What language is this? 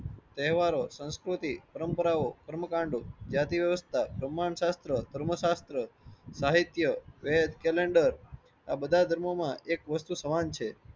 Gujarati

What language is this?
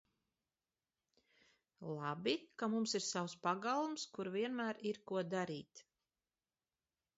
Latvian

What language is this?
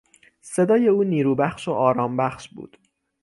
Persian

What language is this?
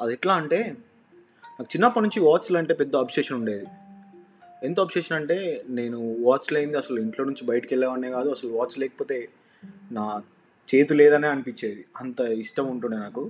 Telugu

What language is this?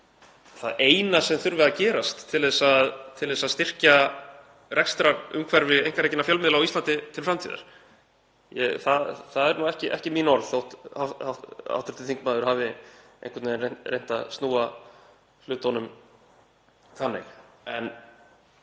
Icelandic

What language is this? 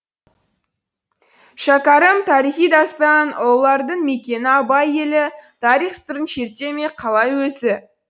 Kazakh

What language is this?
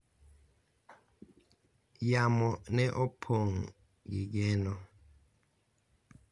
Luo (Kenya and Tanzania)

